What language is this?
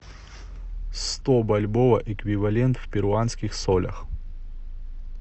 Russian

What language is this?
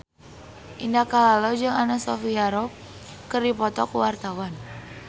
Sundanese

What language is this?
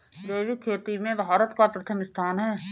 Hindi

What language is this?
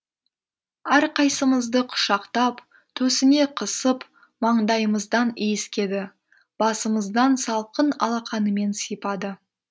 Kazakh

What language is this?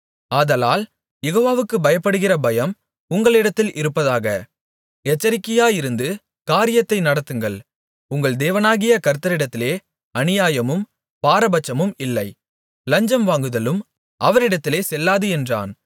Tamil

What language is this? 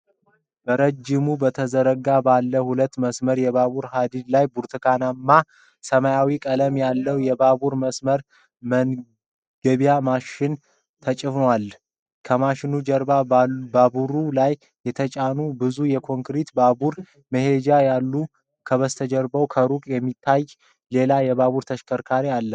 Amharic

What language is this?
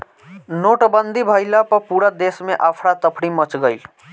Bhojpuri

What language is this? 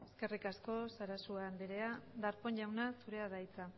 Basque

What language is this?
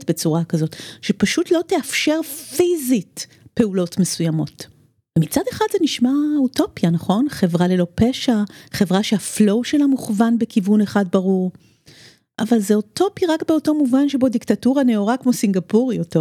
Hebrew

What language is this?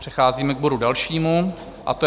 Czech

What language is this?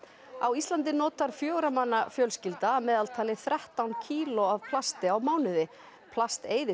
Icelandic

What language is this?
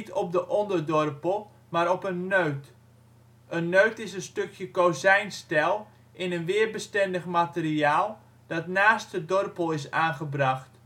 Dutch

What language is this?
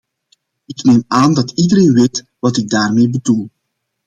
Dutch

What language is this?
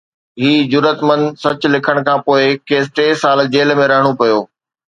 Sindhi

